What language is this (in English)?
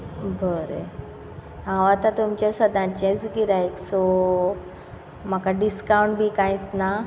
Konkani